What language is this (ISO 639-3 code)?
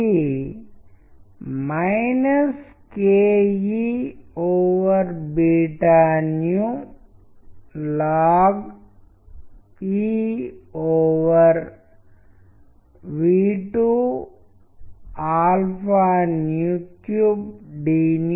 tel